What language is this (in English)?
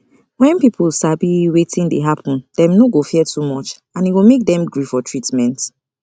Nigerian Pidgin